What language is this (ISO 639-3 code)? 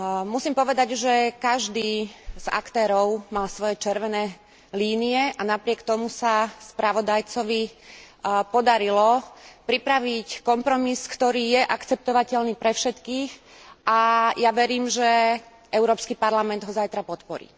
slk